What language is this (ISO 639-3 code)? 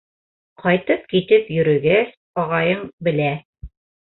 bak